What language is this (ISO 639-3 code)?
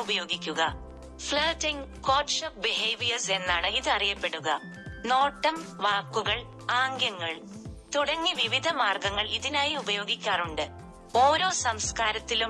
mal